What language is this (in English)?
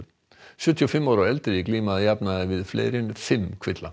Icelandic